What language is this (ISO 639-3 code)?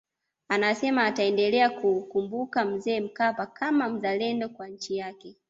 swa